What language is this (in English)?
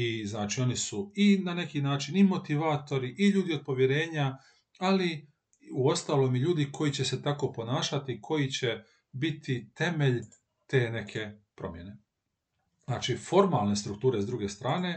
Croatian